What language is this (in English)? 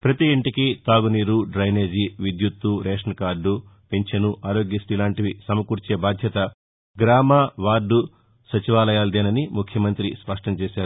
Telugu